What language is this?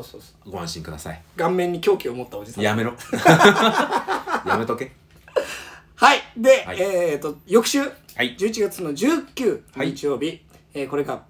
Japanese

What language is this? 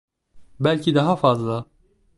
Turkish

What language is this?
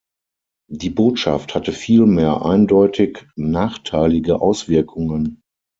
German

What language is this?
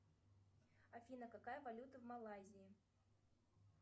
Russian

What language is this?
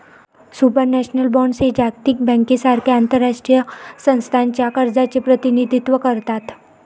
Marathi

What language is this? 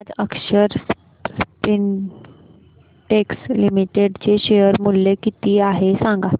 Marathi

